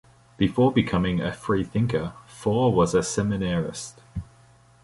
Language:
English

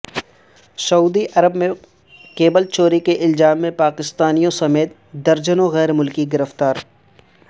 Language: Urdu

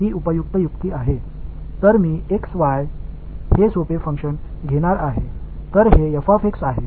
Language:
Tamil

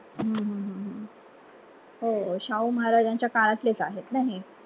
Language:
Marathi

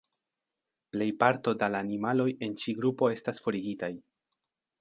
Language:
Esperanto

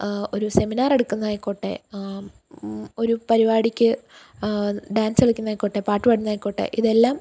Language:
Malayalam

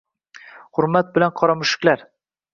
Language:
Uzbek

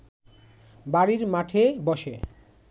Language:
Bangla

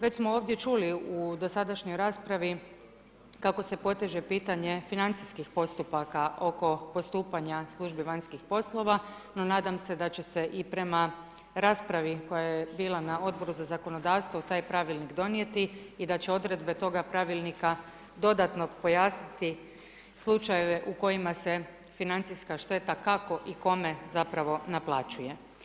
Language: Croatian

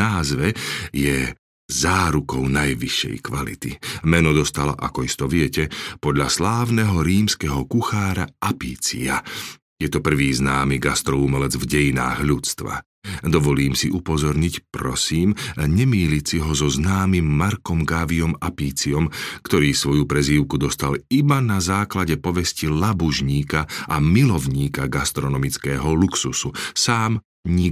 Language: Slovak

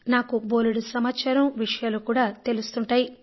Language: Telugu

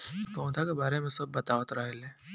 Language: Bhojpuri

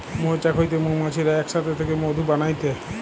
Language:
Bangla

